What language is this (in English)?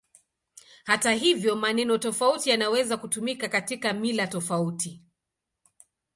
Swahili